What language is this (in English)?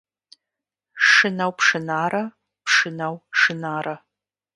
Kabardian